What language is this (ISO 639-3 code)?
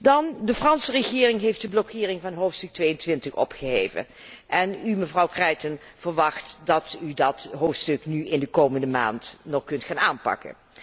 nld